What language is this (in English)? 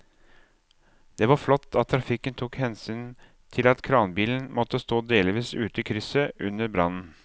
Norwegian